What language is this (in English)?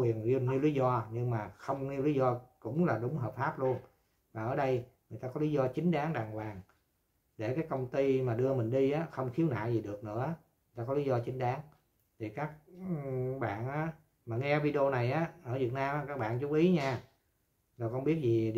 Vietnamese